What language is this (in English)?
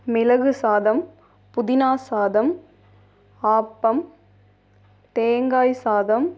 Tamil